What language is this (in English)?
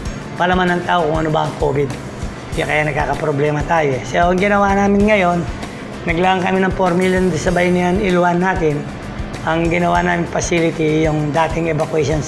Filipino